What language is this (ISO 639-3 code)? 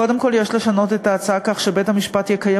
heb